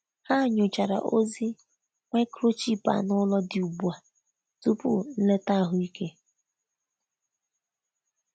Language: Igbo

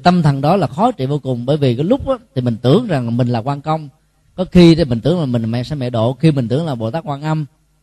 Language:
Vietnamese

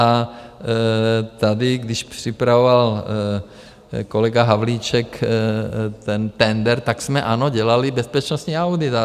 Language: Czech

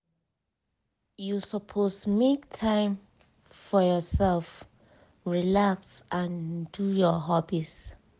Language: Nigerian Pidgin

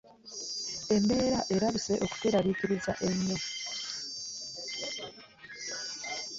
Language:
Ganda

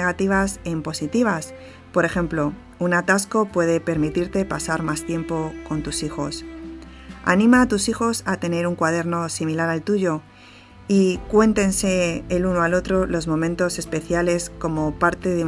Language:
Spanish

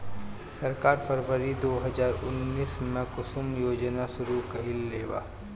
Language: Bhojpuri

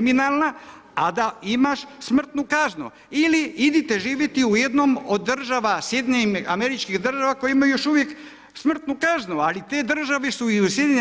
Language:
Croatian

